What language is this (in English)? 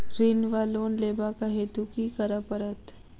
Maithili